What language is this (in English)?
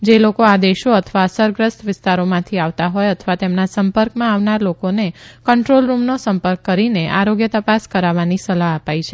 Gujarati